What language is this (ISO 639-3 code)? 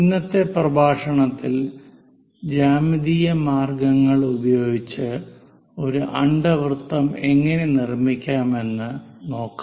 mal